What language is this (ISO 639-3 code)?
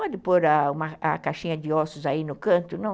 por